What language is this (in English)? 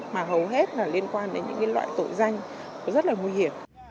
Vietnamese